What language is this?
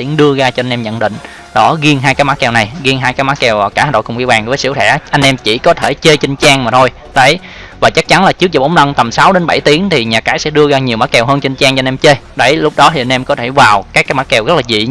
Vietnamese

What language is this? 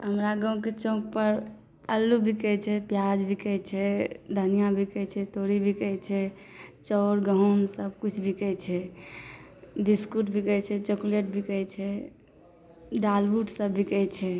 Maithili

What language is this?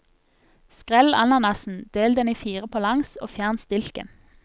Norwegian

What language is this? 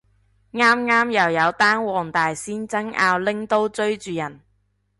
Cantonese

